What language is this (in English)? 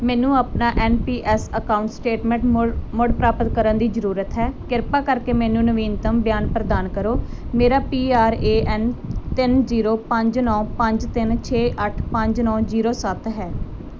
Punjabi